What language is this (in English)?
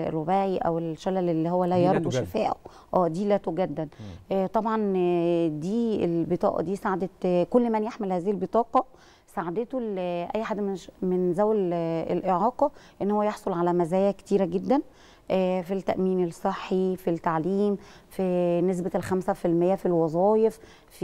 Arabic